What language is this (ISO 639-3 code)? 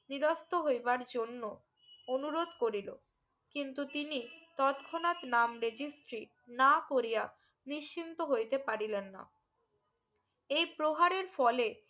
ben